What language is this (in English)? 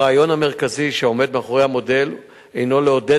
Hebrew